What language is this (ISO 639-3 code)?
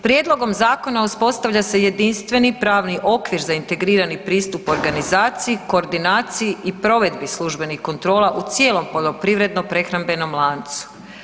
hrv